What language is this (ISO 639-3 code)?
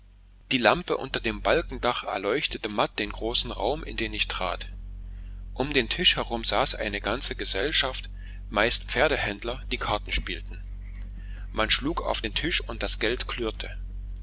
deu